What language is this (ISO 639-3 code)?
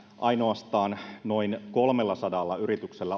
fin